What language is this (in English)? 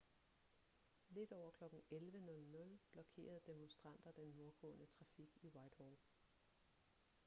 Danish